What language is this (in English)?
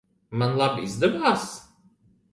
Latvian